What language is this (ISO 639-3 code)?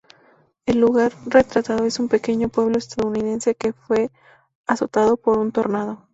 spa